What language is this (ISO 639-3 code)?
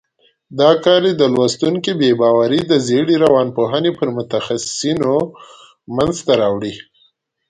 pus